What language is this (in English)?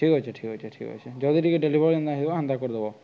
Odia